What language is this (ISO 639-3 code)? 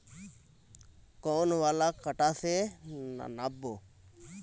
mag